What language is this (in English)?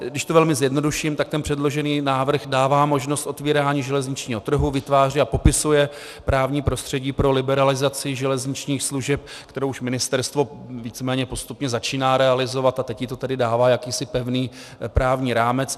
Czech